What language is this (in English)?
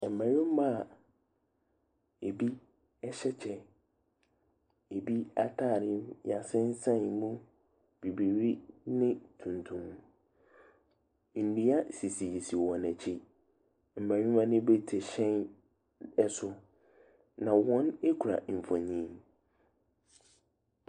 Akan